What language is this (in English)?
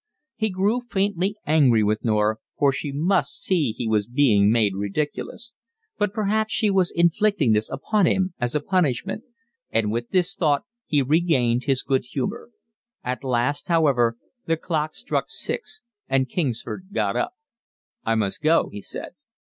English